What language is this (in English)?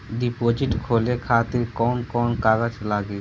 Bhojpuri